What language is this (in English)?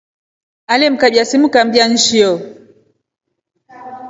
Rombo